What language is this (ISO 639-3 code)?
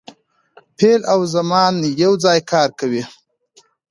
pus